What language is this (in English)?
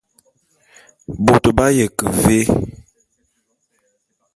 Bulu